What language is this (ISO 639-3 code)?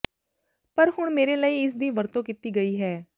pan